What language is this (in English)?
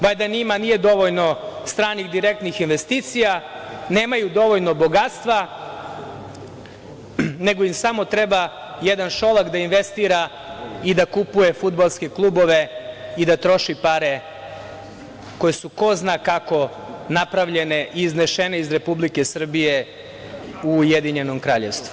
Serbian